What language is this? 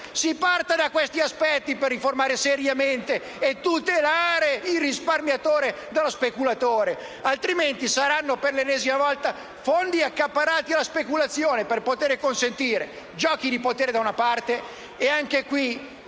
Italian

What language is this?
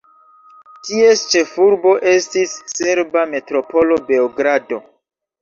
Esperanto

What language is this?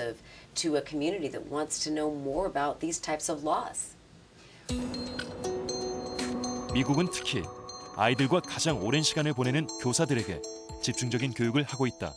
Korean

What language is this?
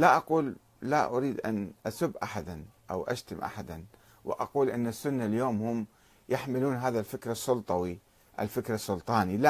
Arabic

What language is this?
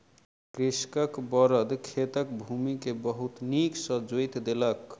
Maithili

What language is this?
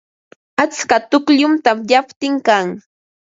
Ambo-Pasco Quechua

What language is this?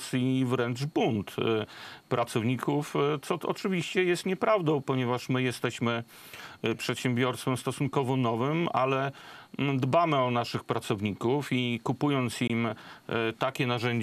Polish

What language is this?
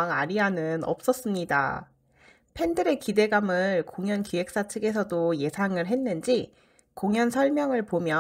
Korean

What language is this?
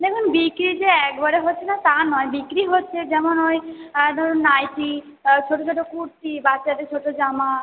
Bangla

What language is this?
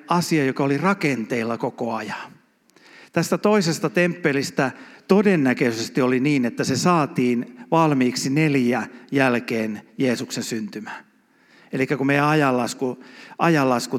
Finnish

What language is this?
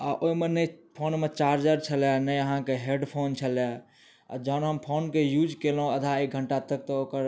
Maithili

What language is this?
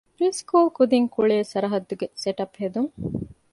Divehi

